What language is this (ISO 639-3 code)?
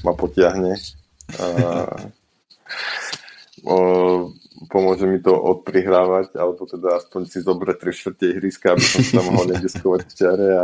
slk